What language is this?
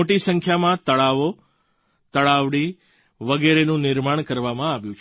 Gujarati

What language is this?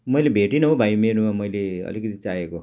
Nepali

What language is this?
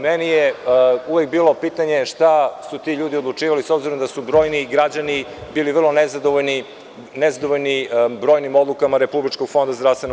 Serbian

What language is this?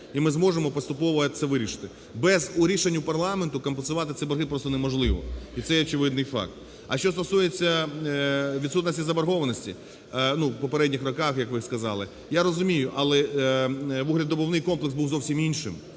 Ukrainian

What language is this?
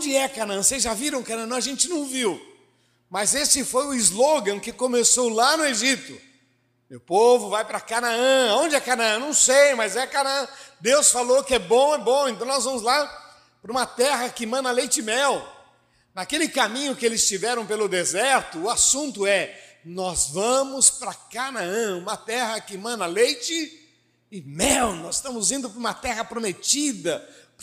Portuguese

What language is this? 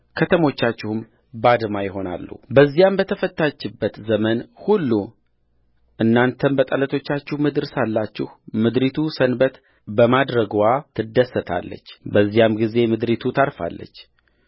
Amharic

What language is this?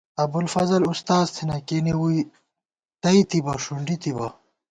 Gawar-Bati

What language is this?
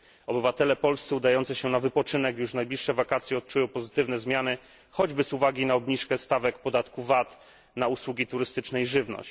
Polish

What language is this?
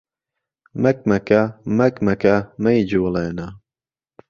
Central Kurdish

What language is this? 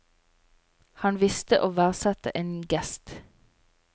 Norwegian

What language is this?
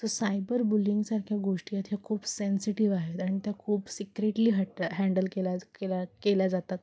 Marathi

